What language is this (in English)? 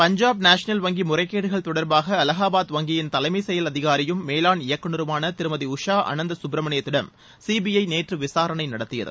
Tamil